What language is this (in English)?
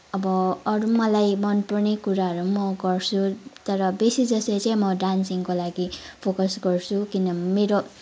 Nepali